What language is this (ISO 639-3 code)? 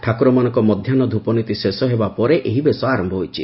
ori